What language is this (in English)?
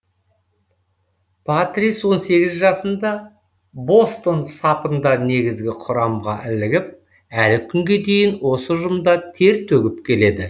Kazakh